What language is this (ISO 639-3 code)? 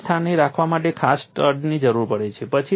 guj